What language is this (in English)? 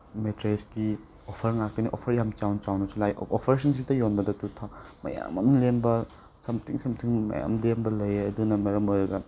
Manipuri